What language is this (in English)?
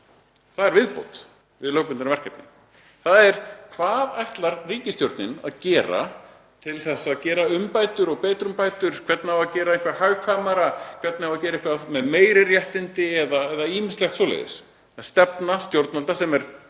Icelandic